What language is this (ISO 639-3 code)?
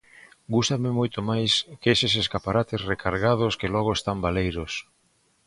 glg